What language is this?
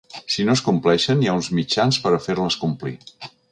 Catalan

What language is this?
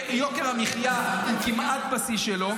Hebrew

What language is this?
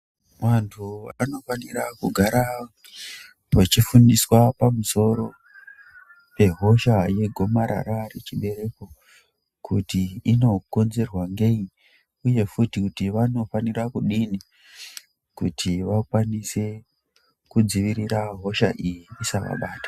Ndau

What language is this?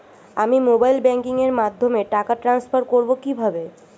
Bangla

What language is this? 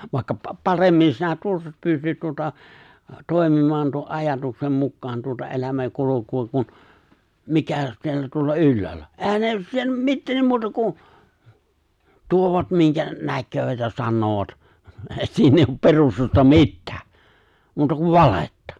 Finnish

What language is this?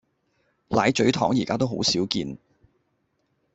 Cantonese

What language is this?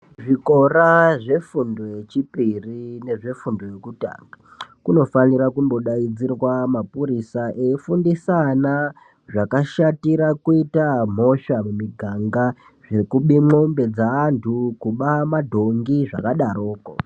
Ndau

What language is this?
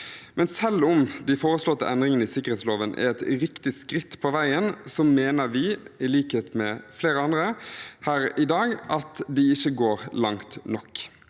Norwegian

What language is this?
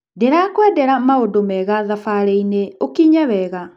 Kikuyu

